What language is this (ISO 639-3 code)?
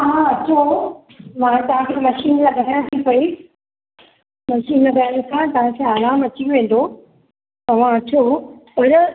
snd